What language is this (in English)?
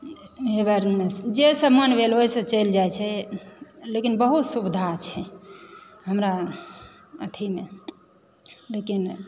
Maithili